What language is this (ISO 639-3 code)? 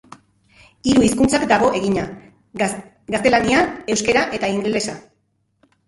eus